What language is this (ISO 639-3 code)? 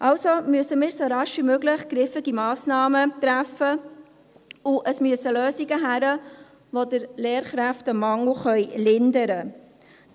gsw